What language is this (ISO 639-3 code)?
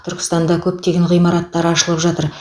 kaz